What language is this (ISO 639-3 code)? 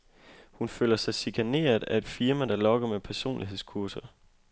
dan